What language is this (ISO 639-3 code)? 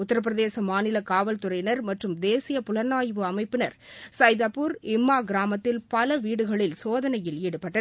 tam